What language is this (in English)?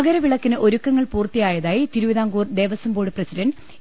Malayalam